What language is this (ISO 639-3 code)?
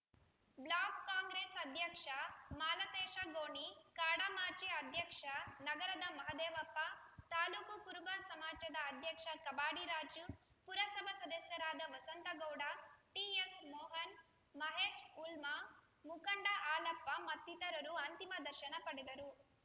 kan